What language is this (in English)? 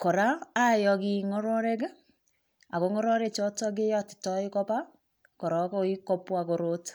Kalenjin